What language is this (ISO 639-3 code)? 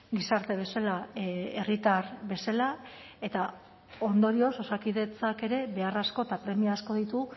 eus